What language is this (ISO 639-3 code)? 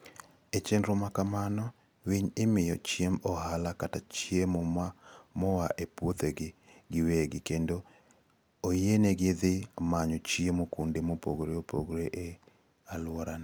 luo